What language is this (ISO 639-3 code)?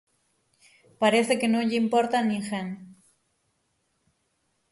glg